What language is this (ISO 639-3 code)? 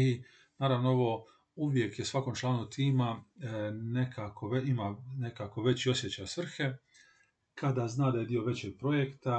hrv